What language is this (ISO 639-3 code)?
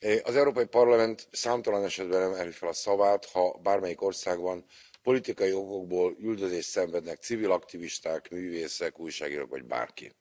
hun